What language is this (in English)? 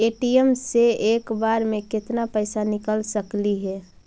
Magahi